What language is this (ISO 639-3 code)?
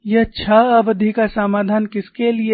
hin